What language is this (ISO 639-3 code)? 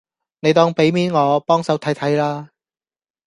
yue